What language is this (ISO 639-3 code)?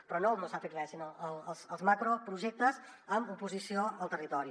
cat